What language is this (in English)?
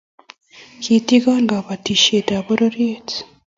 Kalenjin